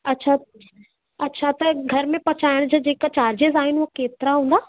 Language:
Sindhi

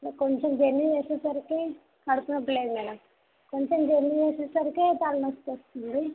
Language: Telugu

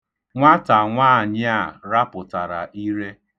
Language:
Igbo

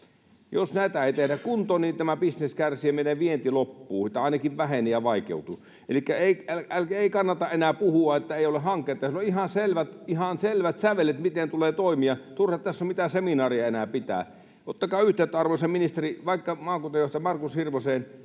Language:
Finnish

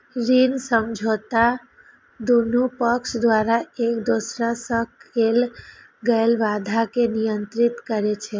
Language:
Maithili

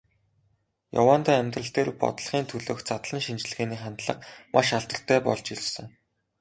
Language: Mongolian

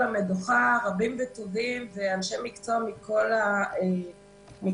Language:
Hebrew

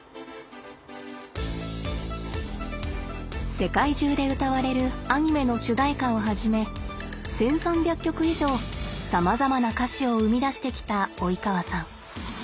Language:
Japanese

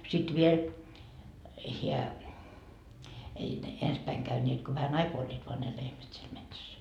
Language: Finnish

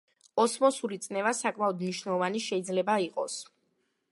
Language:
Georgian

